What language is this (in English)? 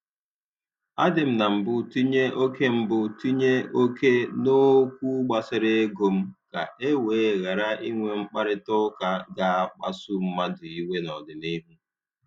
Igbo